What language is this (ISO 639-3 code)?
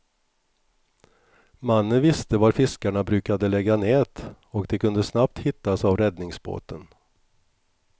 swe